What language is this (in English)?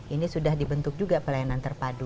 Indonesian